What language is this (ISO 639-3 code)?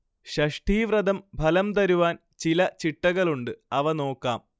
mal